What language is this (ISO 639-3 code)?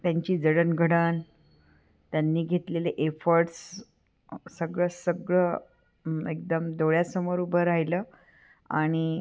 mar